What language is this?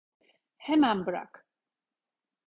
Turkish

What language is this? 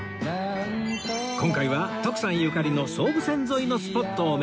Japanese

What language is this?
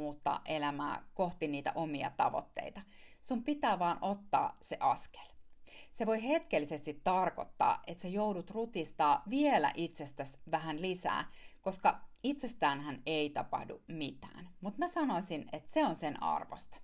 Finnish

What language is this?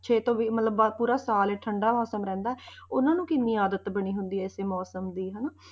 Punjabi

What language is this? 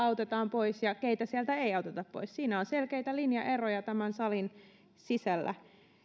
Finnish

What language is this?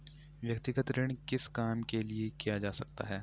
Hindi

